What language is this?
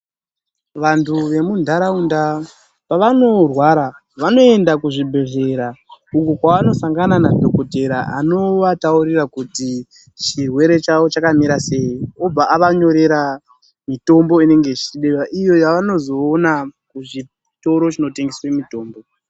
Ndau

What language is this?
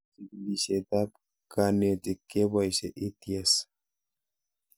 Kalenjin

